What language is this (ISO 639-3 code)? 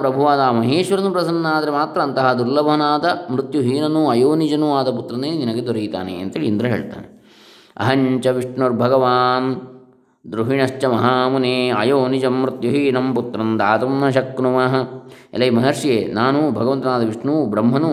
kan